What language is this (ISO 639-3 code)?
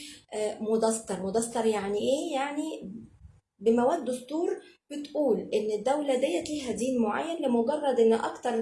ara